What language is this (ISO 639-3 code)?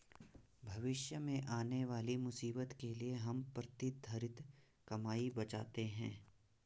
hin